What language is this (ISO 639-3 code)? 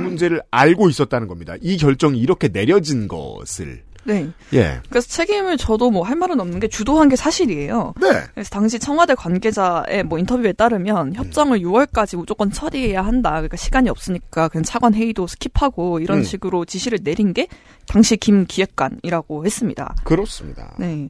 kor